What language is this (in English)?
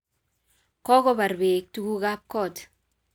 Kalenjin